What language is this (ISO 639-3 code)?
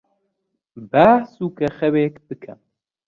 ckb